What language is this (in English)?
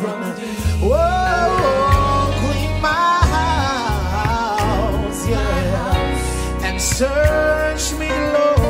English